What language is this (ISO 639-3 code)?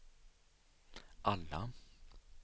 swe